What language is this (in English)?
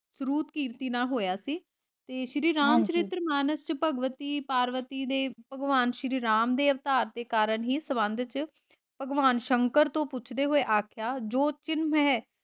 Punjabi